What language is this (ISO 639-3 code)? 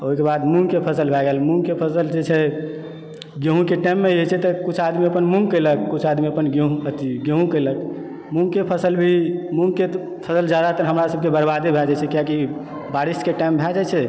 mai